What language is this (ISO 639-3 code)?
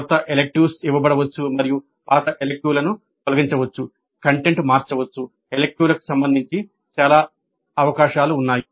tel